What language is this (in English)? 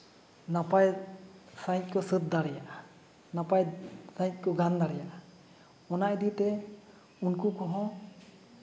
Santali